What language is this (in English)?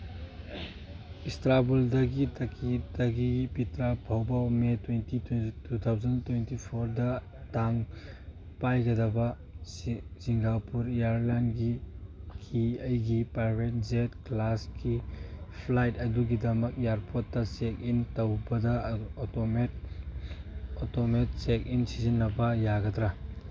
Manipuri